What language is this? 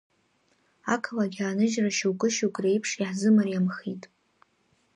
Abkhazian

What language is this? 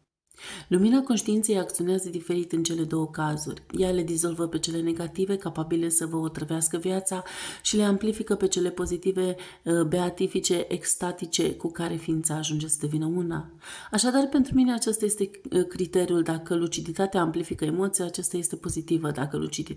Romanian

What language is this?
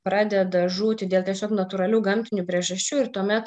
Lithuanian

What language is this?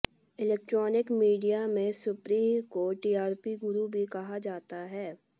Hindi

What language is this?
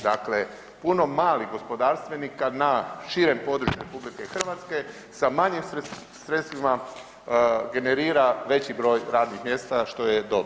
Croatian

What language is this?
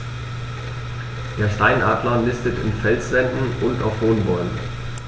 German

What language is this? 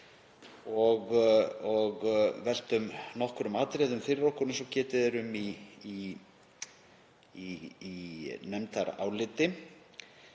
Icelandic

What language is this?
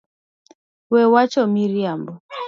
Luo (Kenya and Tanzania)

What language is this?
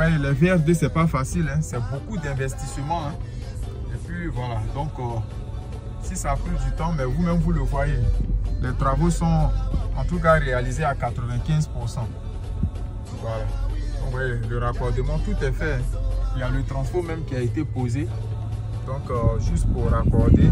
French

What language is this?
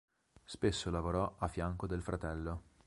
Italian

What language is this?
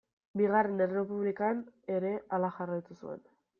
Basque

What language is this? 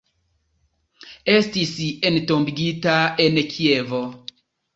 Esperanto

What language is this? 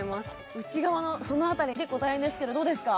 Japanese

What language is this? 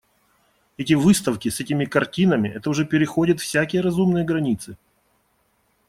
Russian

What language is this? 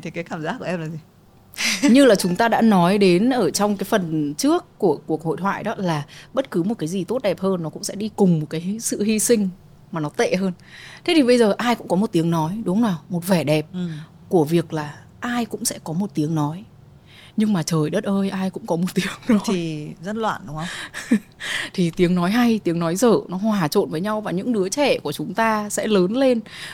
Vietnamese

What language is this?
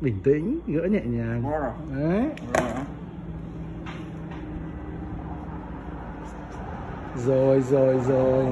Vietnamese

